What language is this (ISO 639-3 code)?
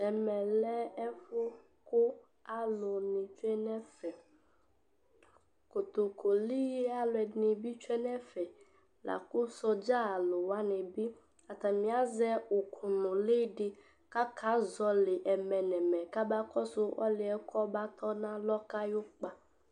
kpo